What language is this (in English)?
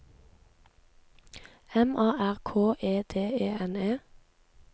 Norwegian